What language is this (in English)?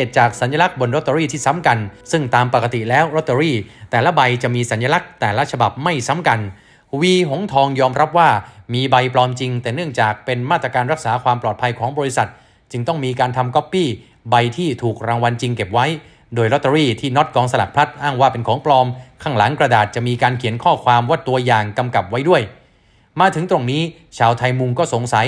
Thai